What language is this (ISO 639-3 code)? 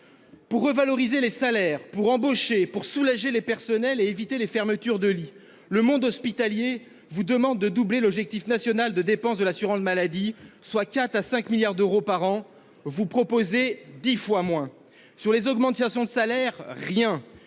fra